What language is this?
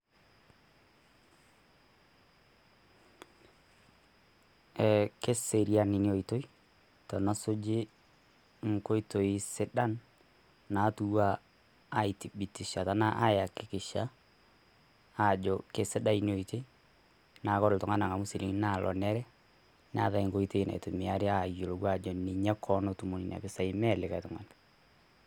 Masai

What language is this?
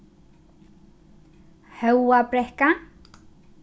Faroese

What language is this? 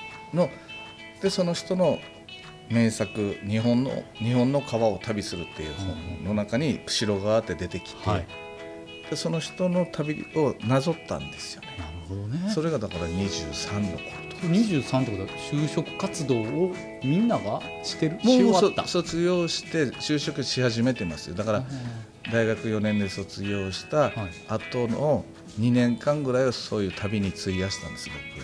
Japanese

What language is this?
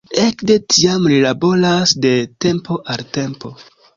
Esperanto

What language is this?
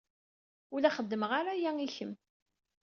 Kabyle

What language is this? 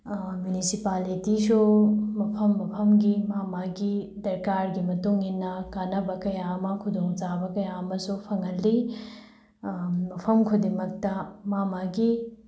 Manipuri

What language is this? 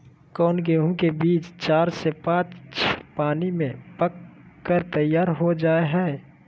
Magahi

